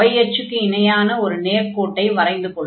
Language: Tamil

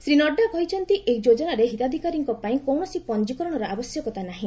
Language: Odia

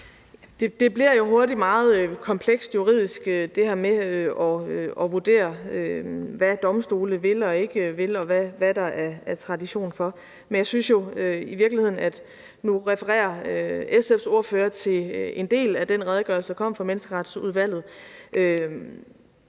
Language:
Danish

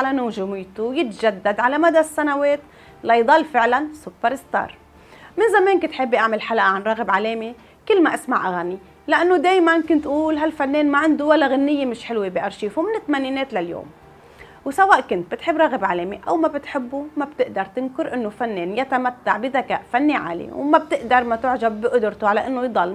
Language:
Arabic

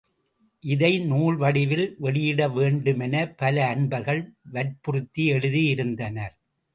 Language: Tamil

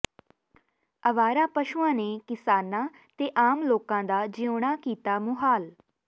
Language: Punjabi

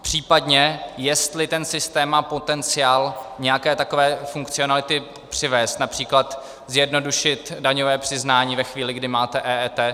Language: Czech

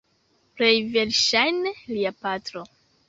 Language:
Esperanto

